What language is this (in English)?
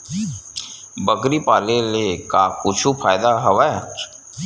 Chhattisgarhi